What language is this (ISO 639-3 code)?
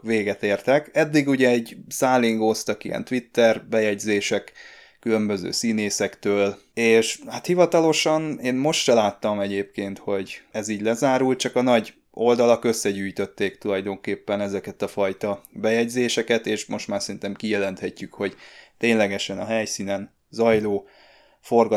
hun